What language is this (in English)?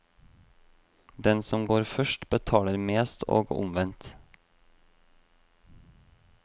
Norwegian